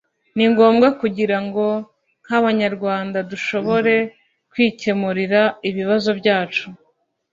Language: Kinyarwanda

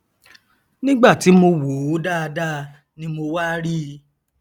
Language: Yoruba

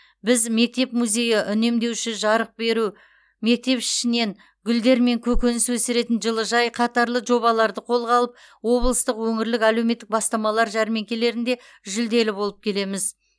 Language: Kazakh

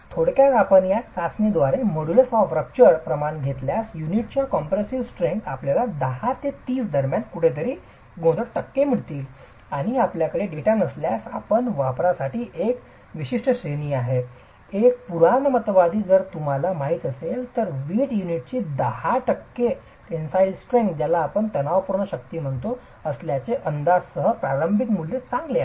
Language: Marathi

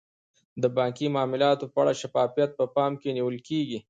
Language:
Pashto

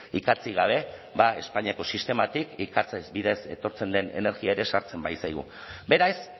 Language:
Basque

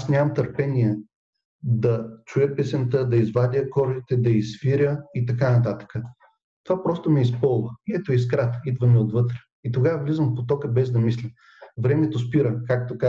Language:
Bulgarian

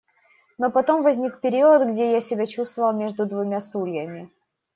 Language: Russian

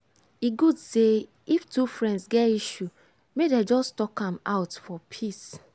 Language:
Nigerian Pidgin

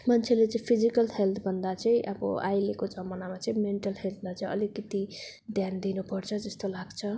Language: Nepali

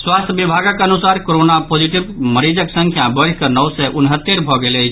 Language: Maithili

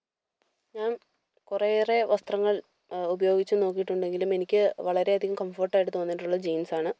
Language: Malayalam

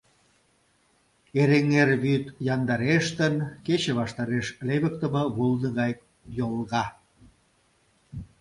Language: Mari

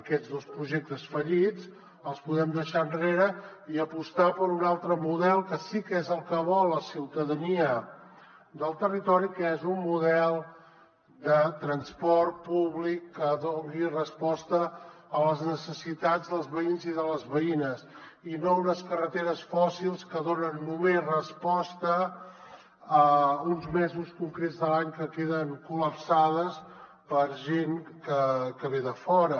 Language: Catalan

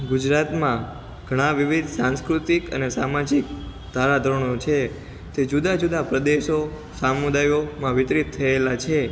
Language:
Gujarati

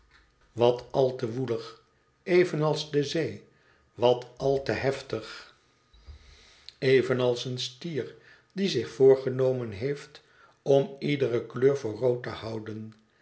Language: Dutch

